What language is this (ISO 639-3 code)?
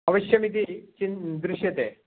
san